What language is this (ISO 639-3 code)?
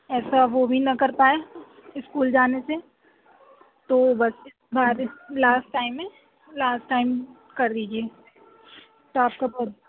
urd